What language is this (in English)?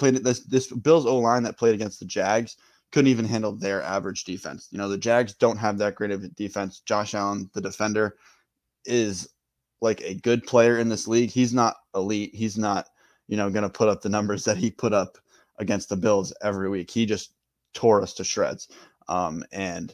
English